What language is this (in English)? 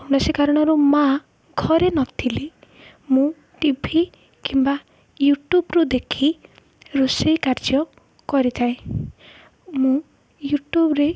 Odia